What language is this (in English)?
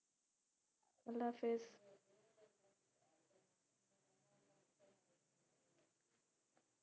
Bangla